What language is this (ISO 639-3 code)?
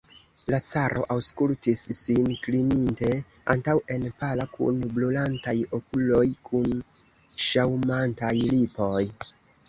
epo